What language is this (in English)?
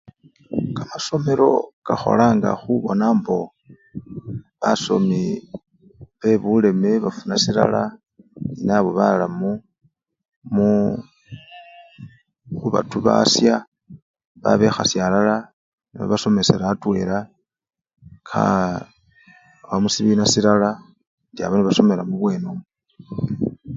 Luyia